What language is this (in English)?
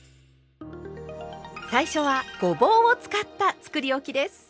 Japanese